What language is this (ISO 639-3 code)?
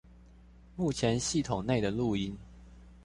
zho